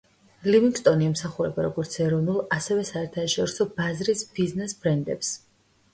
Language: Georgian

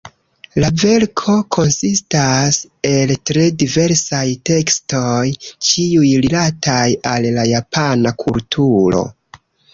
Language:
Esperanto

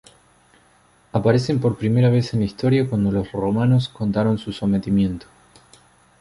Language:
Spanish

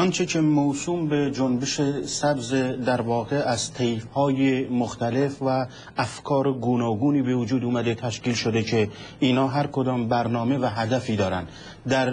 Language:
Persian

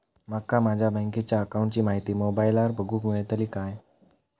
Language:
Marathi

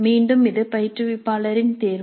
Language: Tamil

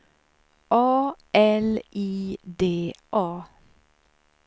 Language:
Swedish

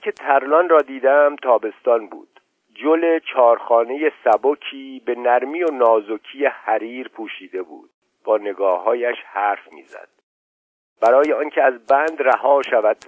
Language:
Persian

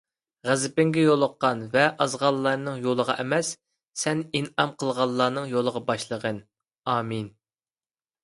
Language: Uyghur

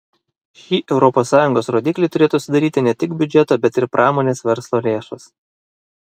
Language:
Lithuanian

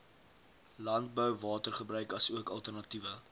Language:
Afrikaans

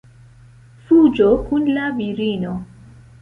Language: Esperanto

